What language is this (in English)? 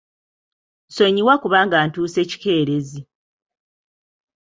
Ganda